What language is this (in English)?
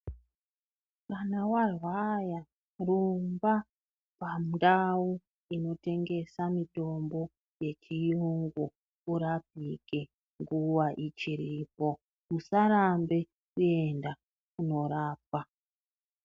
Ndau